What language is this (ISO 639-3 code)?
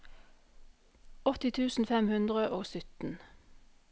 nor